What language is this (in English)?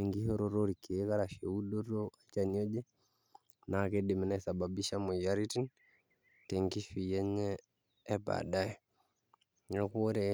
Masai